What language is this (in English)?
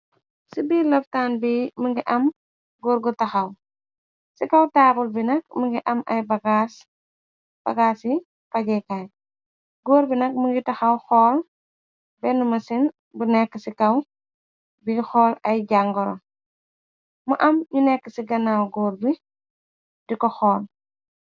Wolof